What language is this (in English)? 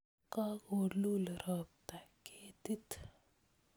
Kalenjin